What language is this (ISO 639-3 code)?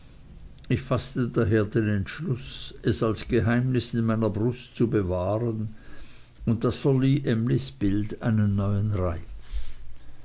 deu